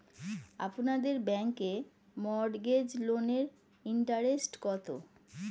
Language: Bangla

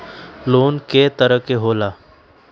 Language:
Magahi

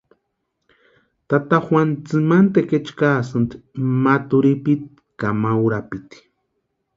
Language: Western Highland Purepecha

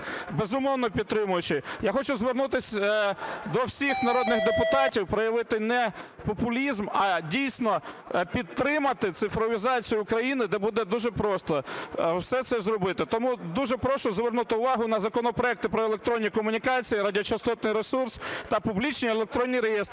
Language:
Ukrainian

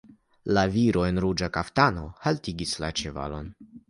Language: Esperanto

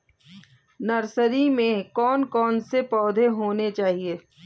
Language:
Hindi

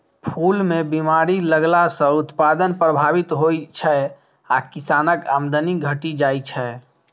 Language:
Maithili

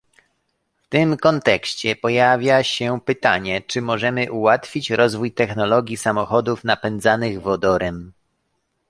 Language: Polish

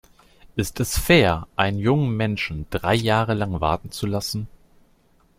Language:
German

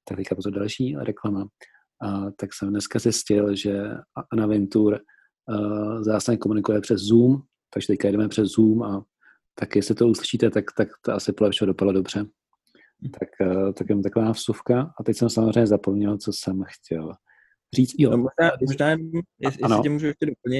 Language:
Czech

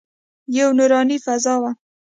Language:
Pashto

